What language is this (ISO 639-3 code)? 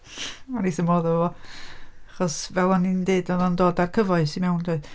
cym